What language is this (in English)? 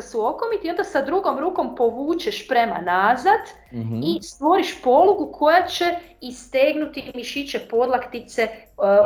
Croatian